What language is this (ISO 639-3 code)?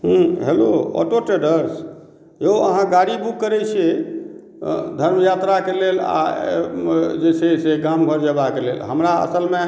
mai